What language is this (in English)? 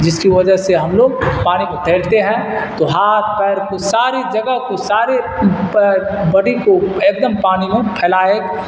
Urdu